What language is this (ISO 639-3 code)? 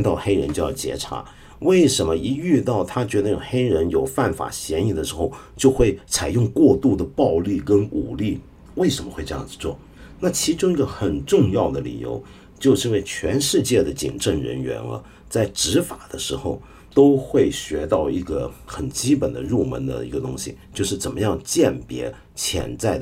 zho